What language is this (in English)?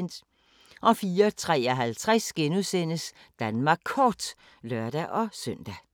Danish